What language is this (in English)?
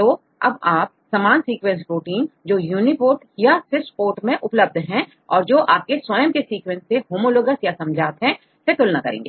Hindi